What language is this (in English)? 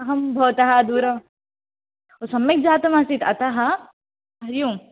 Sanskrit